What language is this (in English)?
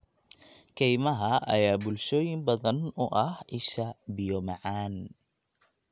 Somali